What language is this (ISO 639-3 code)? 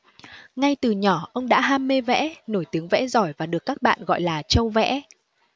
vie